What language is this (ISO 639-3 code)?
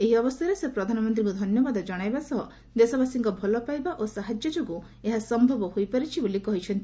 ori